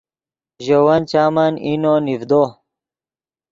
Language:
Yidgha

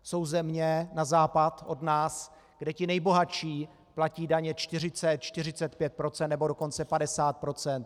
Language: Czech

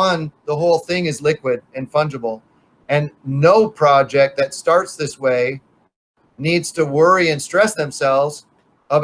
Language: English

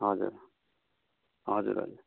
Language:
Nepali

